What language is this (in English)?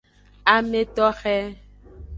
Aja (Benin)